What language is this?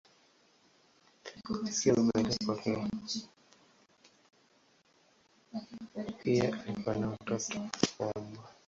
Swahili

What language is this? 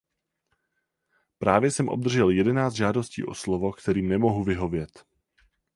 Czech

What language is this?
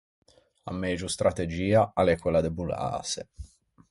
Ligurian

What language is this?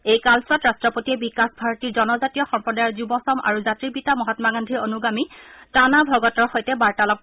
Assamese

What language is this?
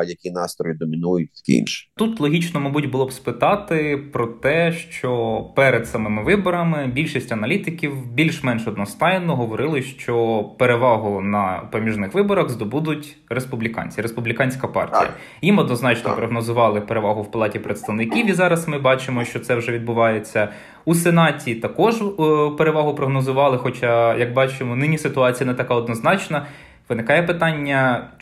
Ukrainian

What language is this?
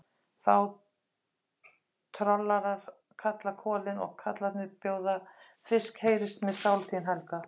Icelandic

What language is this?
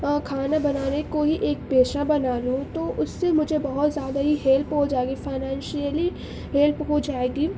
Urdu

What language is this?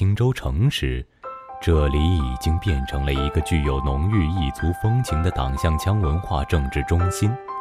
Chinese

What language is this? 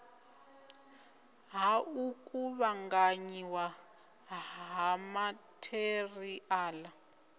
Venda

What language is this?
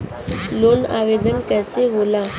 Bhojpuri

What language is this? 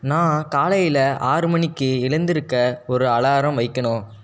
Tamil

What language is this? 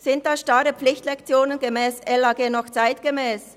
Swiss German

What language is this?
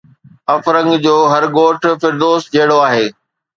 Sindhi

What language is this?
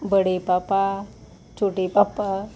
Konkani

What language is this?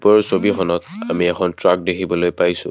Assamese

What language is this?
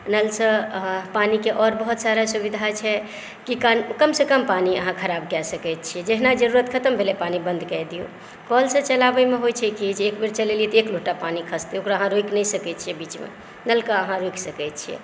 Maithili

